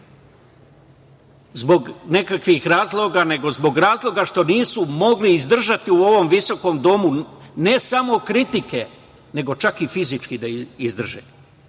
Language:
Serbian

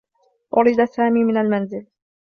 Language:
Arabic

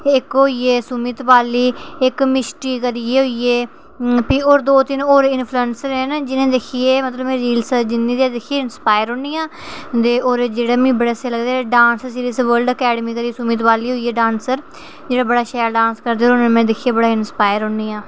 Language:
Dogri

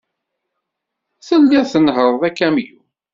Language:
Kabyle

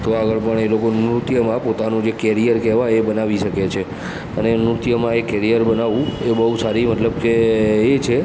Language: Gujarati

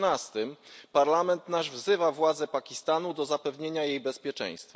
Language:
Polish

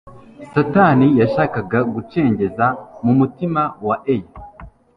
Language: Kinyarwanda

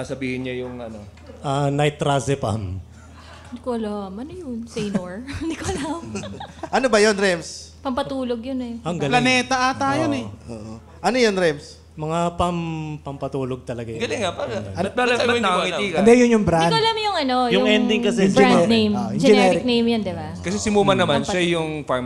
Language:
Filipino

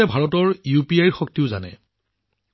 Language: Assamese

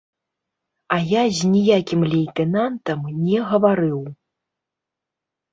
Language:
Belarusian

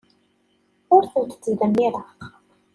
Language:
Kabyle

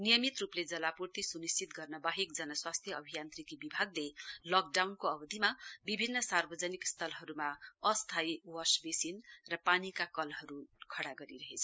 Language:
Nepali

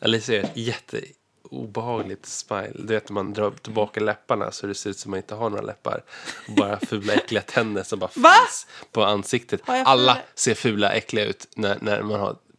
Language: Swedish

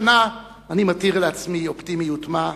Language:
Hebrew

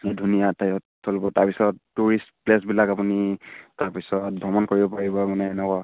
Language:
Assamese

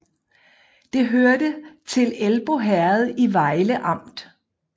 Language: Danish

